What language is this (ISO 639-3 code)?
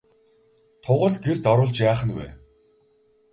mon